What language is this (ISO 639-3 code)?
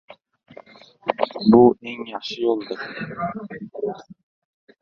uzb